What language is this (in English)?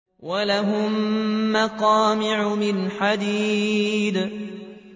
Arabic